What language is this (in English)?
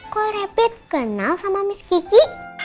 Indonesian